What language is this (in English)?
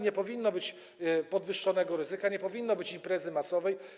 Polish